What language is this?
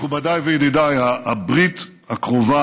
Hebrew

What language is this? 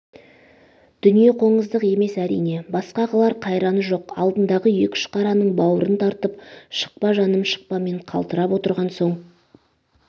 Kazakh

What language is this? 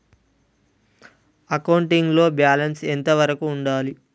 Telugu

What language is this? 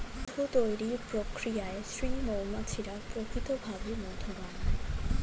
Bangla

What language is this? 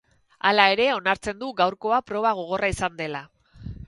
Basque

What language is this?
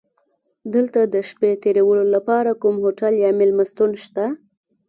Pashto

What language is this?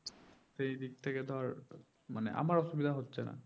Bangla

